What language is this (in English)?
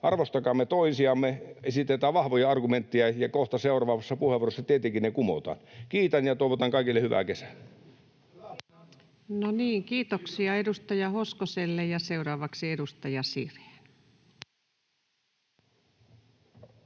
Finnish